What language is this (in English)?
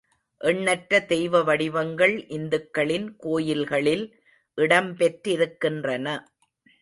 Tamil